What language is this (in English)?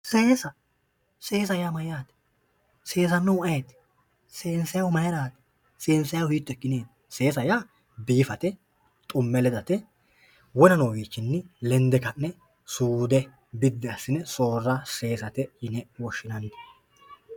Sidamo